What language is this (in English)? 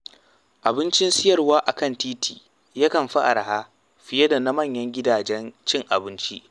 Hausa